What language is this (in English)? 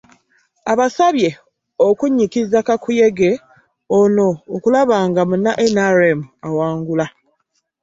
Ganda